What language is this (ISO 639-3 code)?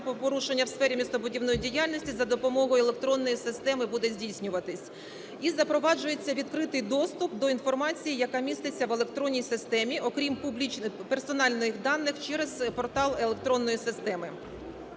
ukr